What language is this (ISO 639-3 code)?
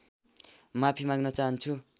nep